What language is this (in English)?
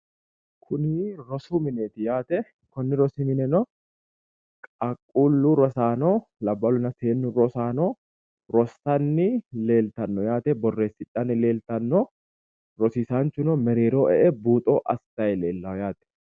Sidamo